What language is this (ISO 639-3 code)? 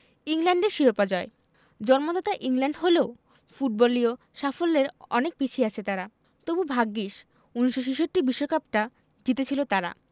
ben